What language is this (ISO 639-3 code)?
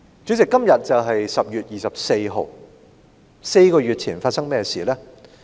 yue